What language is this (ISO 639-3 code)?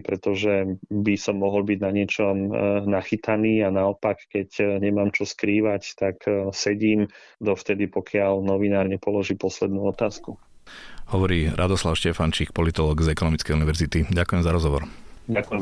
slk